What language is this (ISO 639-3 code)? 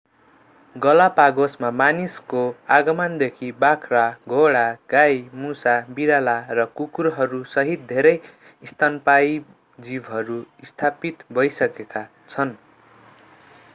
nep